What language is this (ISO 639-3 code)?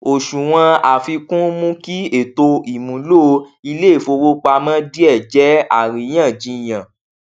yor